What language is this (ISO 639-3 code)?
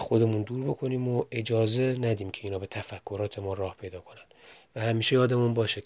fas